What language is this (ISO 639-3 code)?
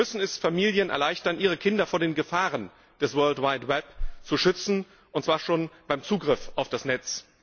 deu